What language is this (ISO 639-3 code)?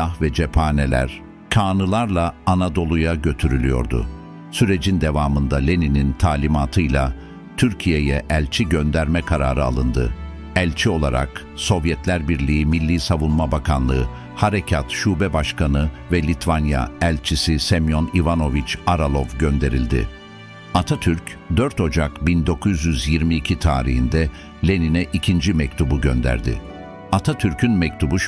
tur